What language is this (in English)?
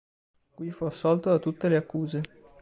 Italian